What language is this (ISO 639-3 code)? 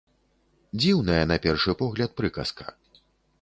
bel